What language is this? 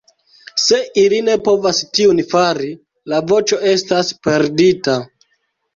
Esperanto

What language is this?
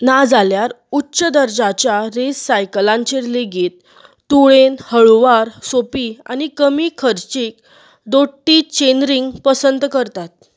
Konkani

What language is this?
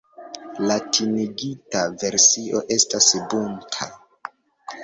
Esperanto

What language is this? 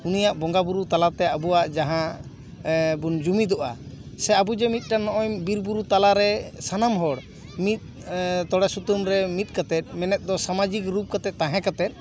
Santali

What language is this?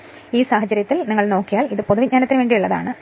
Malayalam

